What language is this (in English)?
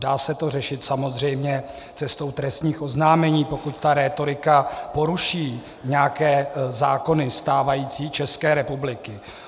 Czech